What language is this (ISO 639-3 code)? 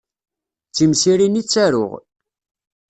kab